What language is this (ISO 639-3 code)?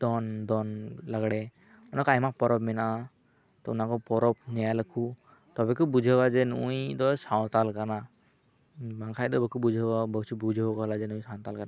sat